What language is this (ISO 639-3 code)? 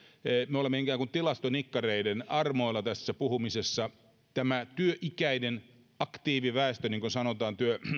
fin